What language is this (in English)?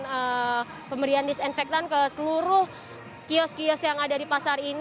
Indonesian